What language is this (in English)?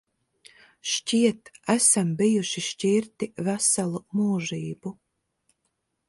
Latvian